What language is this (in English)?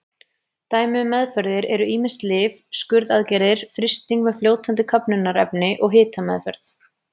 Icelandic